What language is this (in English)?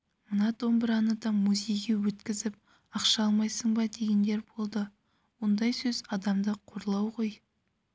Kazakh